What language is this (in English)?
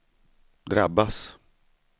Swedish